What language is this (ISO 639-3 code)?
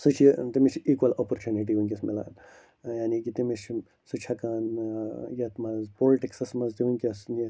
kas